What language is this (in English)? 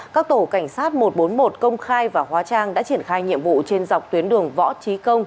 Vietnamese